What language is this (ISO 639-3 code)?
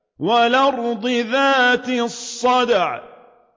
ara